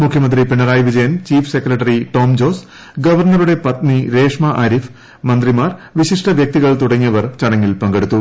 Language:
Malayalam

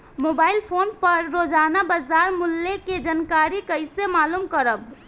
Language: Bhojpuri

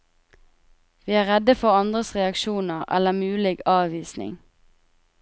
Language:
Norwegian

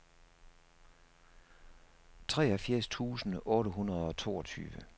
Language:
Danish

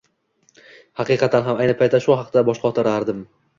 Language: Uzbek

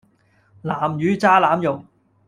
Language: Cantonese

